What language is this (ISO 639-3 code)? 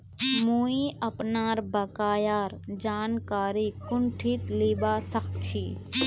mag